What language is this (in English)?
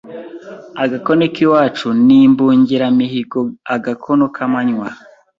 Kinyarwanda